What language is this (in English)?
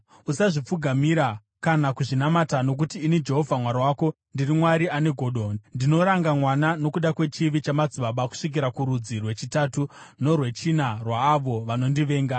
Shona